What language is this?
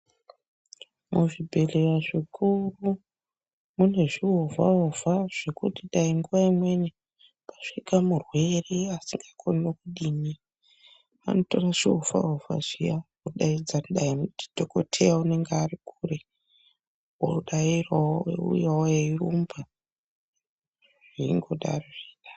Ndau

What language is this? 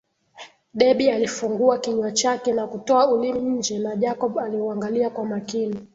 Swahili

